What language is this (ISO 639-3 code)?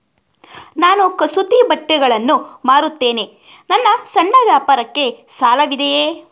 kan